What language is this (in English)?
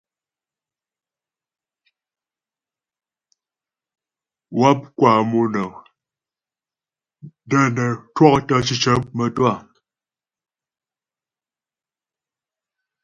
Ghomala